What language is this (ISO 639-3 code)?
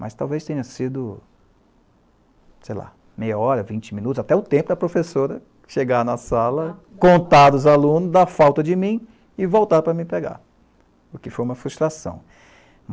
por